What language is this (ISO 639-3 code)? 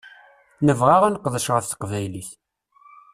kab